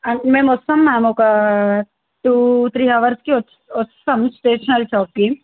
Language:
Telugu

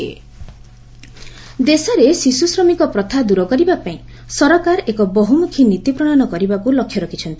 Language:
Odia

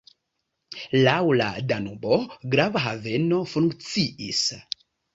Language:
Esperanto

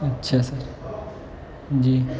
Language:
Urdu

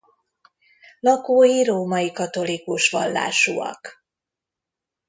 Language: Hungarian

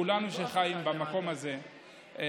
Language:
Hebrew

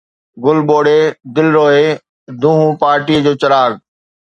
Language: Sindhi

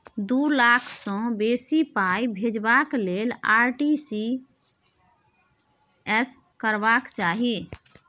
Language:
Maithili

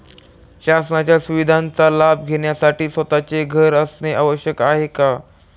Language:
Marathi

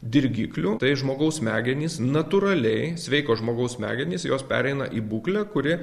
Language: Lithuanian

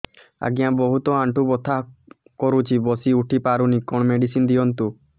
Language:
Odia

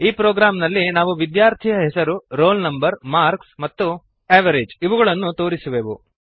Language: Kannada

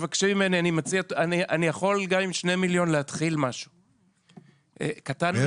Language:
Hebrew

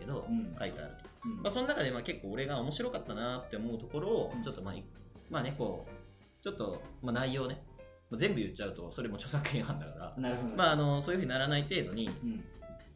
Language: Japanese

